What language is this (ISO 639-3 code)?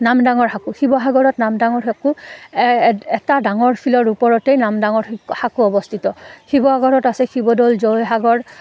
asm